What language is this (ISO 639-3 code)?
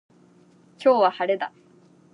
jpn